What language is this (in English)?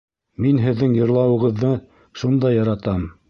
Bashkir